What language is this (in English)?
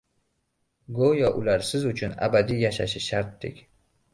Uzbek